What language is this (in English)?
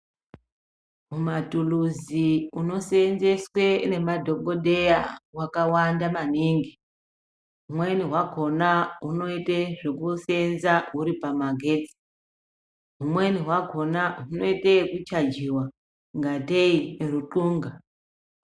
Ndau